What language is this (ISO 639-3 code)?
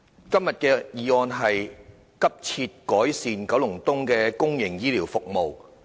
yue